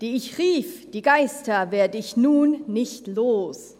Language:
Swiss German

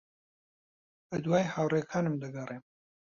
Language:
Central Kurdish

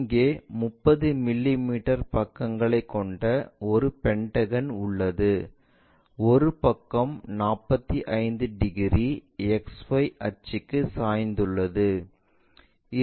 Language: Tamil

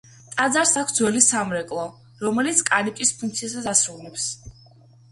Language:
Georgian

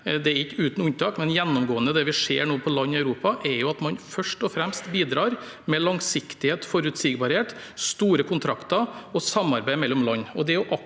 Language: Norwegian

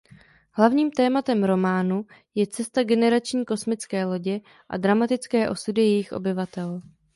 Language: Czech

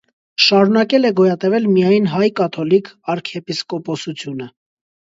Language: Armenian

